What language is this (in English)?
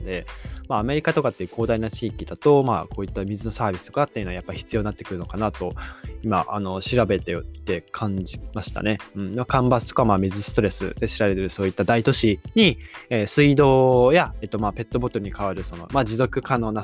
Japanese